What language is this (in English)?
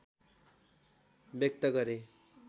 Nepali